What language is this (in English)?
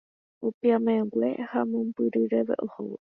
Guarani